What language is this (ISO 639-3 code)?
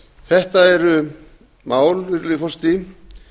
isl